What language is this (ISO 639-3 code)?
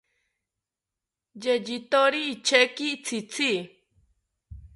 cpy